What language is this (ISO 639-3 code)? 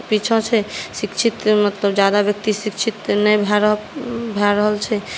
mai